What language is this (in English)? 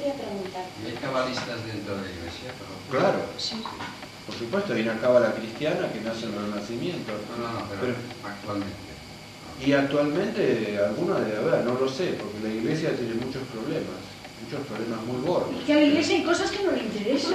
Spanish